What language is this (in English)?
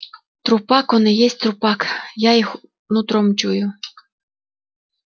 Russian